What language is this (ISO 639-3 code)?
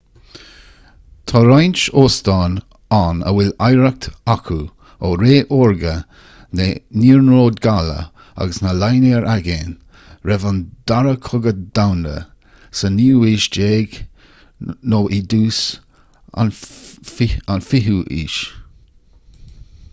gle